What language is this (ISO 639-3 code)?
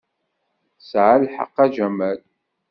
kab